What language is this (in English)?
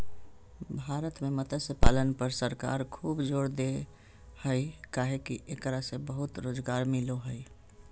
Magahi